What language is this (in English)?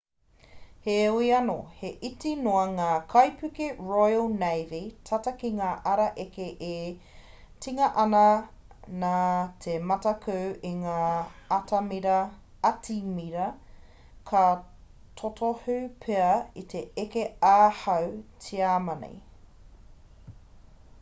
Māori